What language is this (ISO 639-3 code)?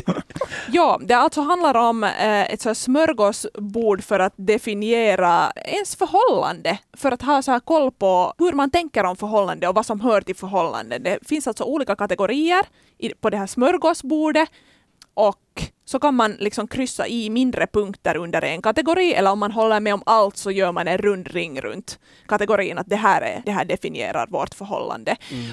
swe